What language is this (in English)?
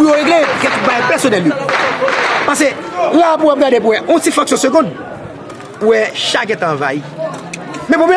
French